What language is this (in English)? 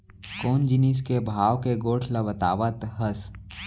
Chhattisgarhi